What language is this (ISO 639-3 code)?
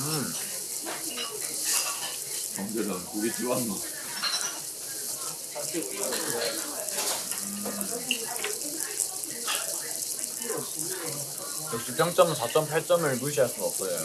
kor